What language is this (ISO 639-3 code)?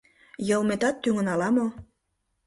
chm